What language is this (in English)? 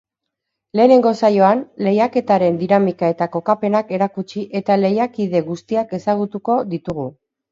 Basque